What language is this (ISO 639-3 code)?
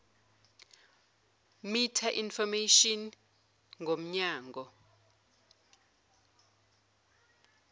zul